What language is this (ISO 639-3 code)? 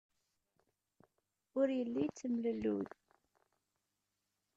kab